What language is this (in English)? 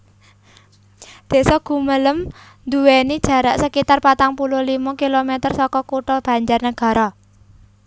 Javanese